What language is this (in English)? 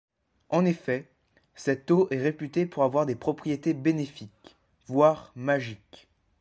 French